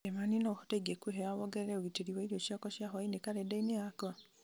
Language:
Kikuyu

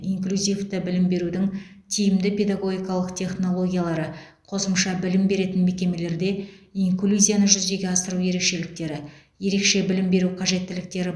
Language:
Kazakh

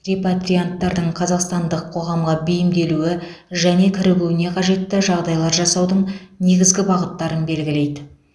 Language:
Kazakh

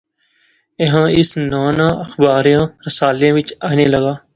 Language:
Pahari-Potwari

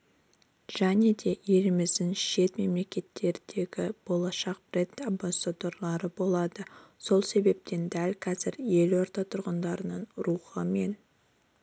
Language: Kazakh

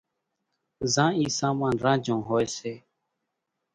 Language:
Kachi Koli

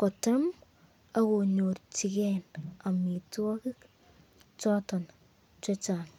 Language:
Kalenjin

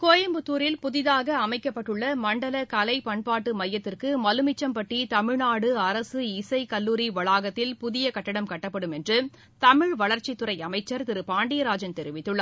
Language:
Tamil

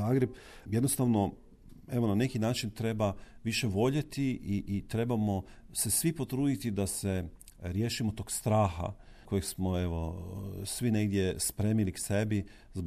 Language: Croatian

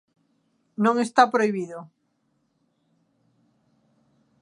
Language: Galician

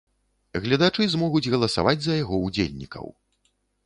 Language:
Belarusian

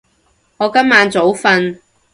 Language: Cantonese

